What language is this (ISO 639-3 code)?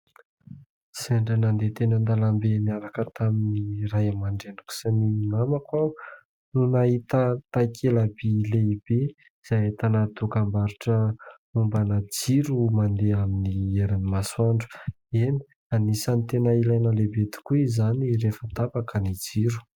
mlg